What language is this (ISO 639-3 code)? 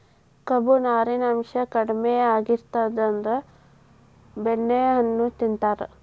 kan